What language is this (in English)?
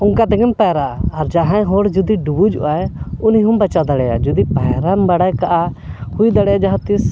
Santali